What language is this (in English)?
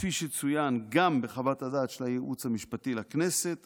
Hebrew